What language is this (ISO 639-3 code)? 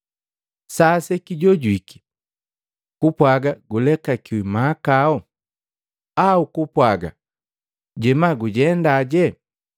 mgv